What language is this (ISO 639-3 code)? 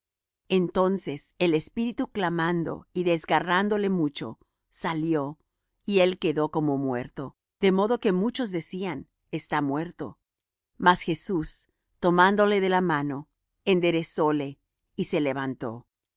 spa